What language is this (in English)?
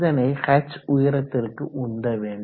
Tamil